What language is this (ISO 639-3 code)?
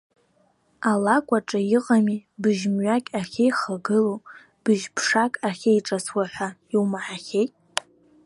abk